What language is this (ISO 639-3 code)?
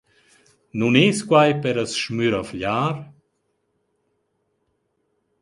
roh